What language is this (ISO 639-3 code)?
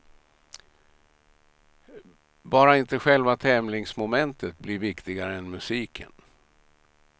swe